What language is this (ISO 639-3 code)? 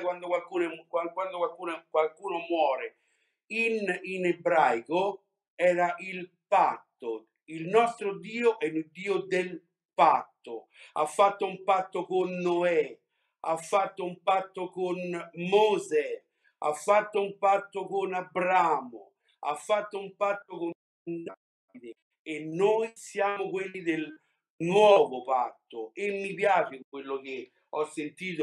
ita